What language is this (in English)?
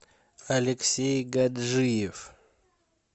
Russian